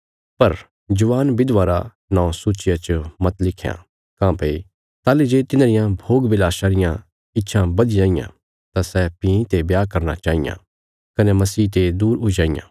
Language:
Bilaspuri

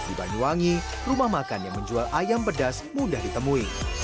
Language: Indonesian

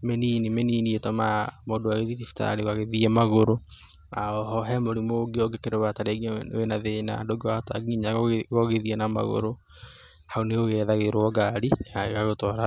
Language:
Kikuyu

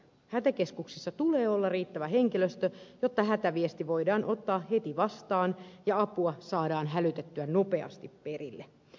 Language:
Finnish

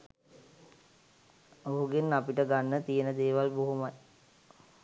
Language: Sinhala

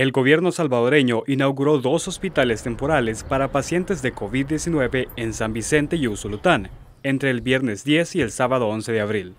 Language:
Spanish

